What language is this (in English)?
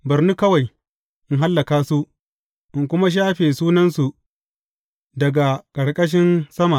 Hausa